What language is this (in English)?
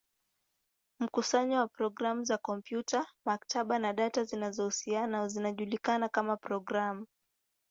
Swahili